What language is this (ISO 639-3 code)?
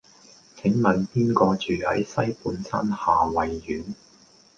yue